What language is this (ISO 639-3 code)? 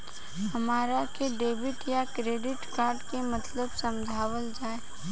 bho